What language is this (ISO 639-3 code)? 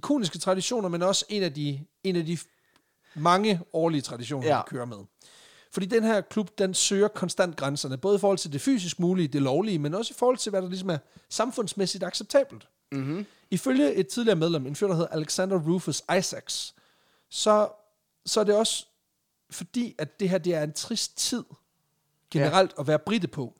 dan